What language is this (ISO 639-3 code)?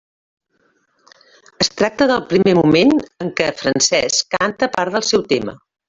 cat